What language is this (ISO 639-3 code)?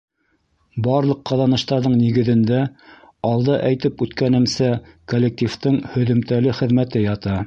bak